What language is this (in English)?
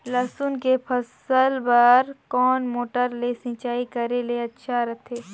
Chhattisgarhi